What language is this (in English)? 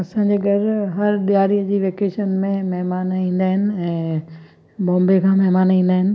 Sindhi